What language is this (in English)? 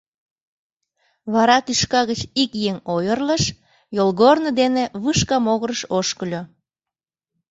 Mari